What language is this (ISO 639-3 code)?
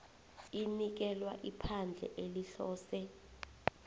nbl